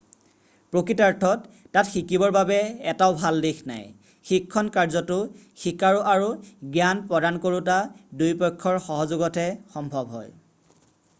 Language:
Assamese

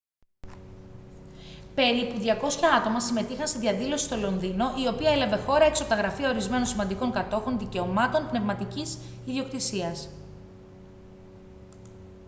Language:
Greek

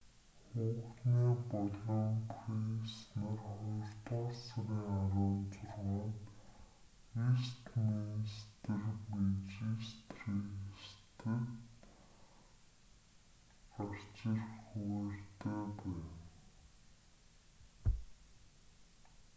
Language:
Mongolian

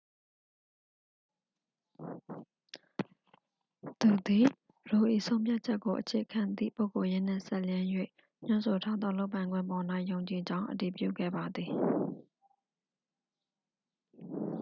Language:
Burmese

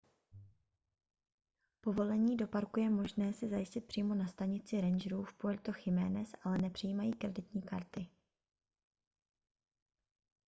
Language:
Czech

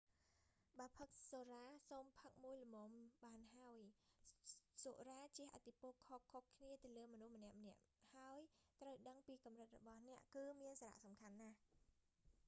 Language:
Khmer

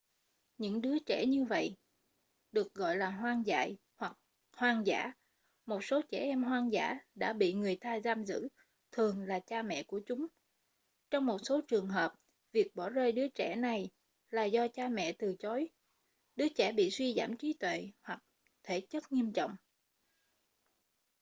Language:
Vietnamese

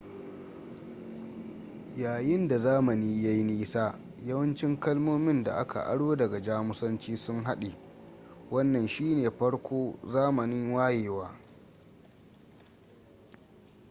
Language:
Hausa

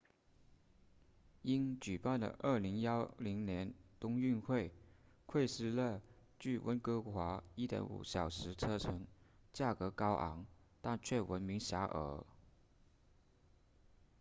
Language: Chinese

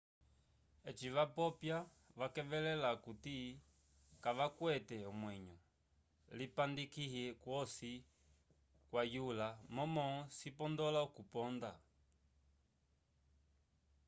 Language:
Umbundu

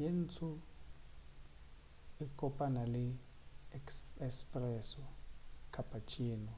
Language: Northern Sotho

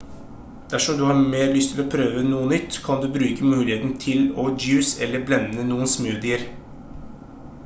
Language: Norwegian Bokmål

